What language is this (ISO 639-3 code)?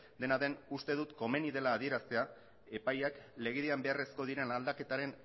eus